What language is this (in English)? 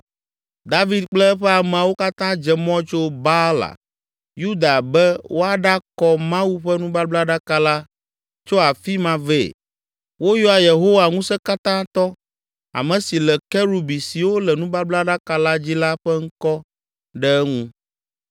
Ewe